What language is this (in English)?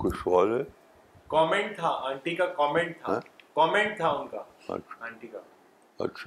Urdu